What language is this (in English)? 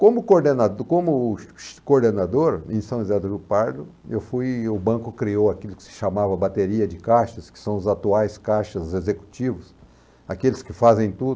Portuguese